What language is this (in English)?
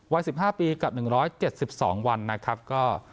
Thai